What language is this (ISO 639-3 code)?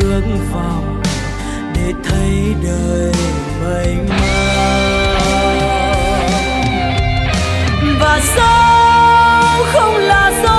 vie